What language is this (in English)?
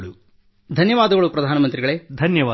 Kannada